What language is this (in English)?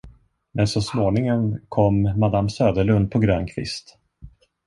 Swedish